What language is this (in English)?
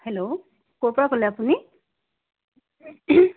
Assamese